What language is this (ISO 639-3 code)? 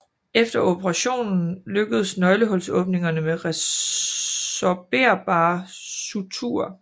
dan